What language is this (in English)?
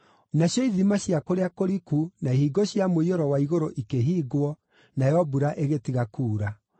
Kikuyu